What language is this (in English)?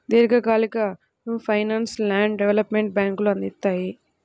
Telugu